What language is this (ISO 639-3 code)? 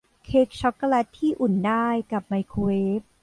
tha